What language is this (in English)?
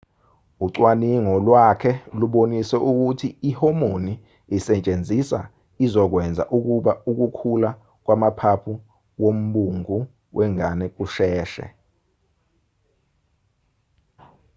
Zulu